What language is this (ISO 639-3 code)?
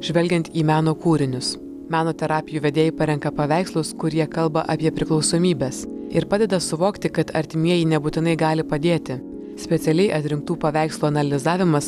lit